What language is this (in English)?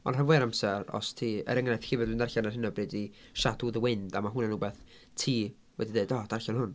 Welsh